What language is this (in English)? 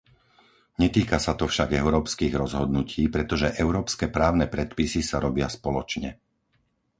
Slovak